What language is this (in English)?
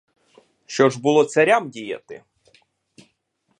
Ukrainian